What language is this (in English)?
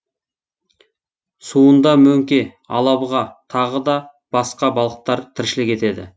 Kazakh